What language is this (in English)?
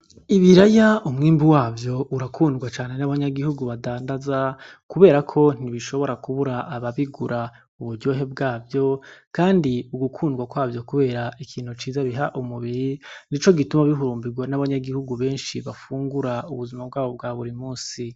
Rundi